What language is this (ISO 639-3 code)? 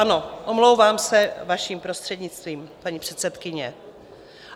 ces